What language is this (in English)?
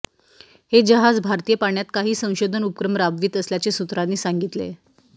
Marathi